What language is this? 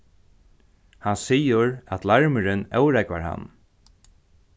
Faroese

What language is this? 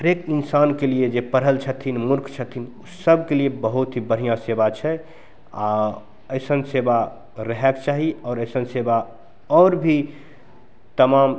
Maithili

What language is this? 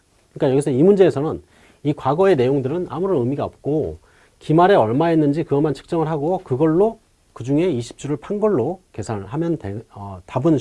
Korean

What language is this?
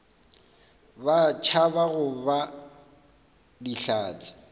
Northern Sotho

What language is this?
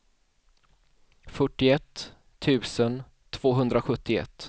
Swedish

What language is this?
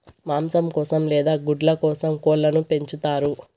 Telugu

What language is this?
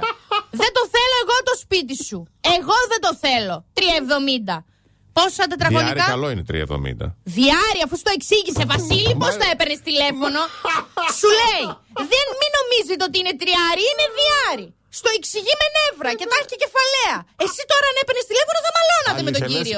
Greek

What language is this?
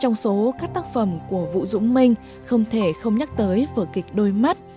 Vietnamese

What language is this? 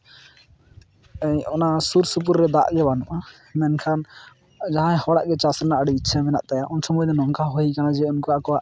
Santali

